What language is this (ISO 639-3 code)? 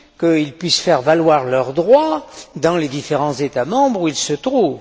fra